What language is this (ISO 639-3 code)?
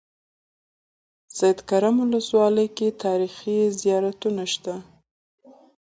pus